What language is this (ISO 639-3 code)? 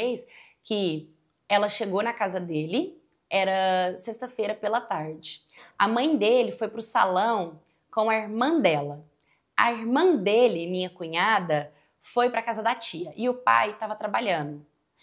por